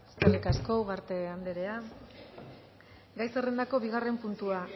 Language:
Basque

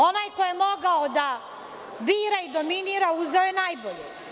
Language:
Serbian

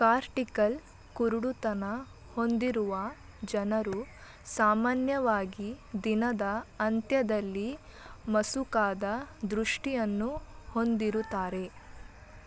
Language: Kannada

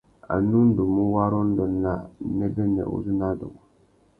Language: Tuki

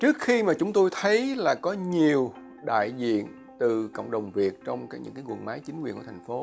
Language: Vietnamese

